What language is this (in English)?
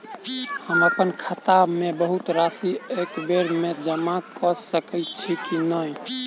Maithili